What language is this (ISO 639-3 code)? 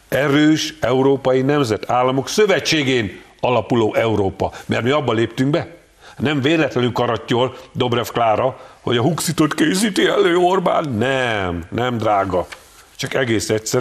hun